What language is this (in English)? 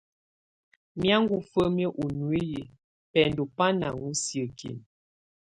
Tunen